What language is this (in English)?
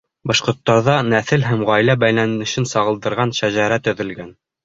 Bashkir